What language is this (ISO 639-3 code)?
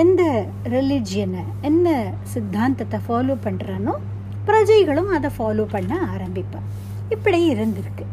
tam